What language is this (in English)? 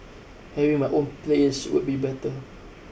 English